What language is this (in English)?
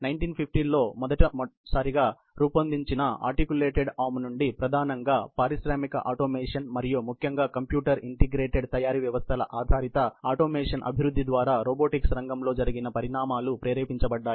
Telugu